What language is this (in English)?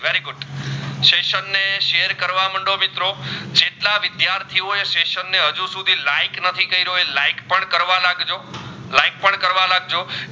Gujarati